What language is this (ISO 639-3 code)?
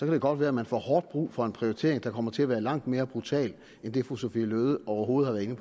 dan